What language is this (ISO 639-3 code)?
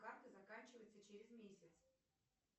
rus